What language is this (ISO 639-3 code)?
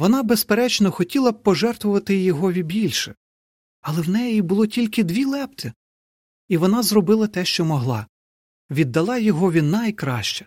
ukr